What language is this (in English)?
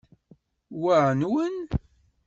Kabyle